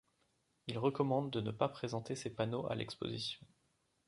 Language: French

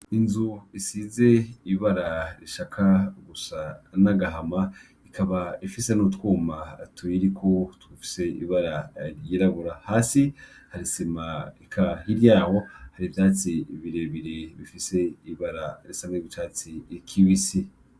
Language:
Rundi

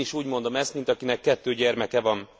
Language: Hungarian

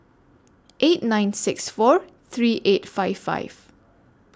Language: English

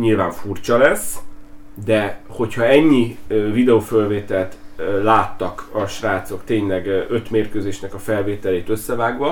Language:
Hungarian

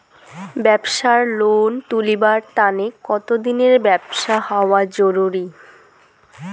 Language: Bangla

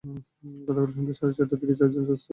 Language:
Bangla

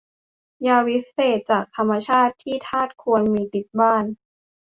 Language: Thai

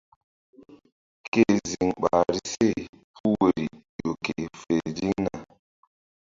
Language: Mbum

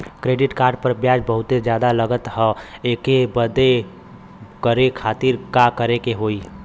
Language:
Bhojpuri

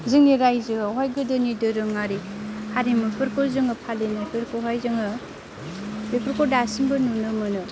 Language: Bodo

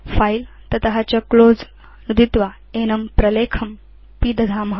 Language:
Sanskrit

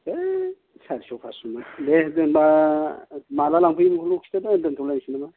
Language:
Bodo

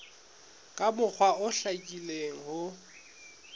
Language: Southern Sotho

